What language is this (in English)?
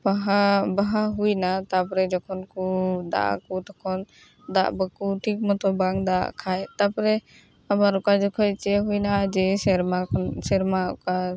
Santali